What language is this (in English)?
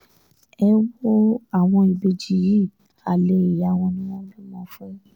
Yoruba